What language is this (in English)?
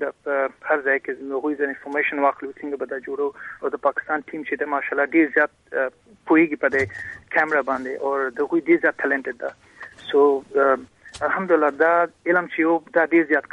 Urdu